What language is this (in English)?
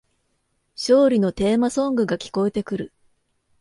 Japanese